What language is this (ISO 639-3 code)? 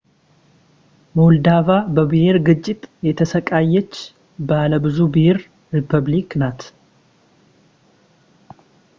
amh